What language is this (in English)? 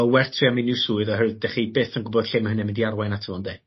Welsh